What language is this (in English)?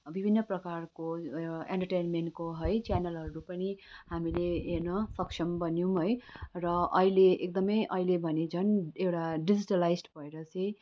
Nepali